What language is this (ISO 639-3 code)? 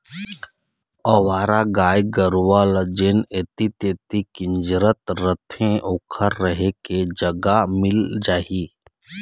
hne